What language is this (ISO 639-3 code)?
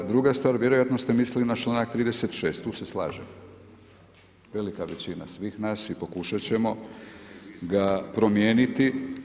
hrv